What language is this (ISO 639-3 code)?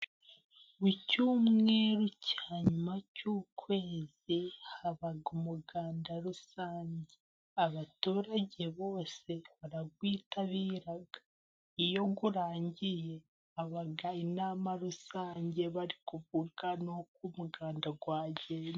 kin